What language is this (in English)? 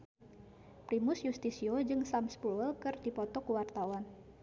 Sundanese